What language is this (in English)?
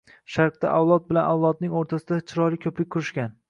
Uzbek